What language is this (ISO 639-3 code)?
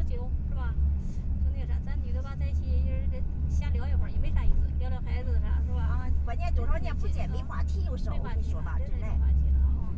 zho